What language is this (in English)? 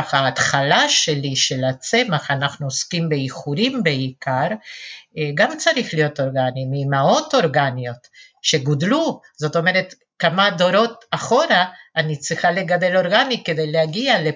Hebrew